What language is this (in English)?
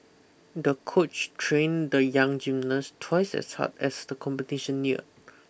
English